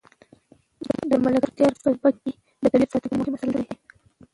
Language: Pashto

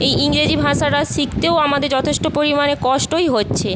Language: Bangla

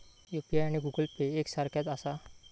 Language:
Marathi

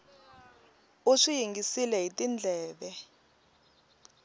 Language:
Tsonga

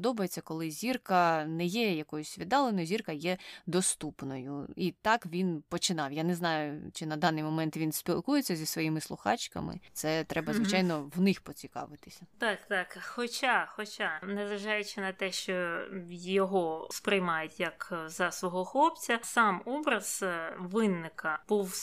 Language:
Ukrainian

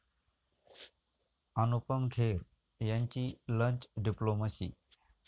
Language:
Marathi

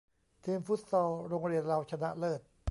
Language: Thai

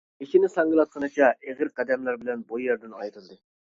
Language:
Uyghur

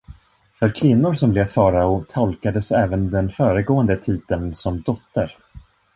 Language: Swedish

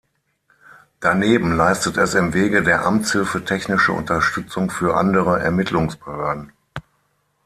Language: German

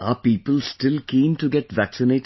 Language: English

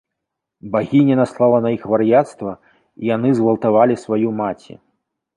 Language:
Belarusian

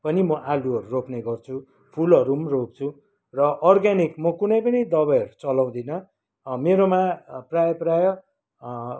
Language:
Nepali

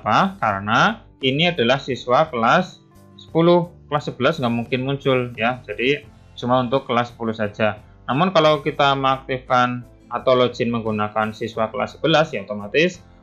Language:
Indonesian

